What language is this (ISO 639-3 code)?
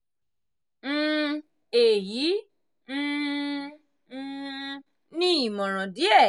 yor